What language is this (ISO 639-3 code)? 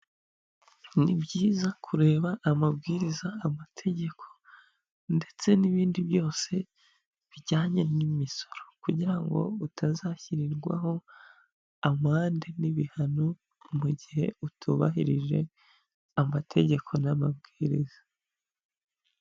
kin